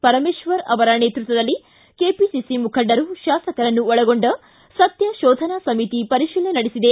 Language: Kannada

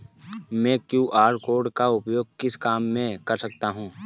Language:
Hindi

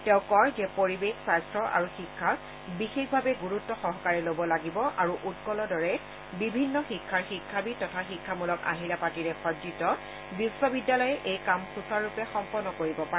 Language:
Assamese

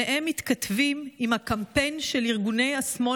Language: Hebrew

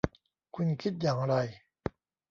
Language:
Thai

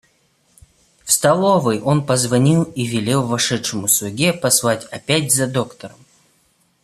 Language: Russian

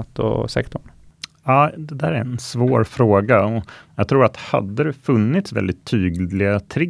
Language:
Swedish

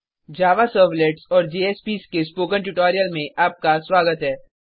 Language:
Hindi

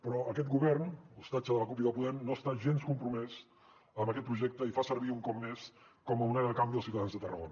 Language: Catalan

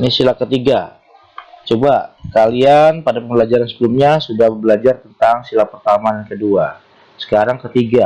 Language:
Indonesian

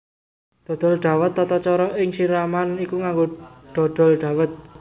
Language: Javanese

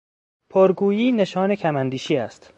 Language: Persian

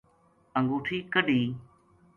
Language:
Gujari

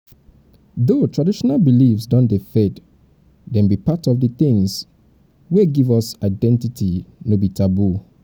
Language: Nigerian Pidgin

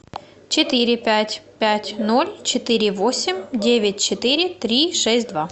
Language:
Russian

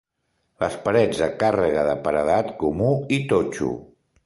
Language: Catalan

